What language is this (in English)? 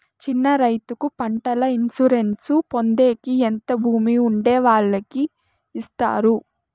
Telugu